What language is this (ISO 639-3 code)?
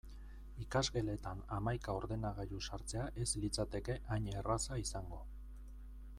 eus